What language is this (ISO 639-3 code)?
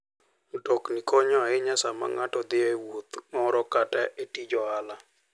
luo